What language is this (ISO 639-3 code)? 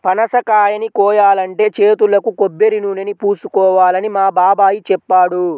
tel